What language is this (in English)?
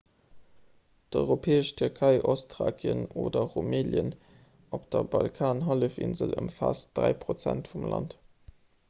Luxembourgish